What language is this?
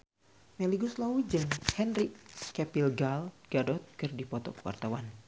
Sundanese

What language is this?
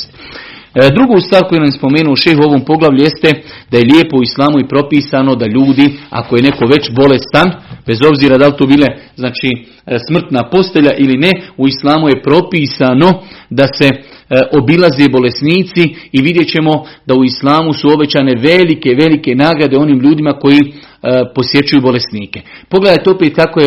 Croatian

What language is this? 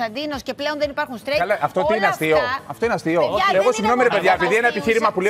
Greek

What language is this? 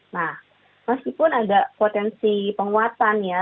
Indonesian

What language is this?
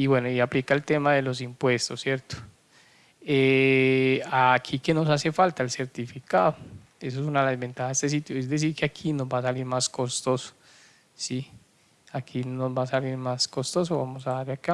Spanish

